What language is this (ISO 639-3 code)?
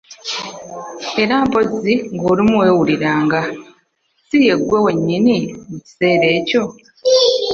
lug